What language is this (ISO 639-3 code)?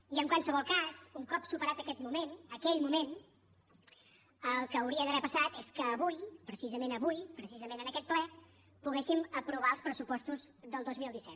cat